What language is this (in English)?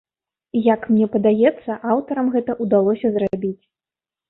Belarusian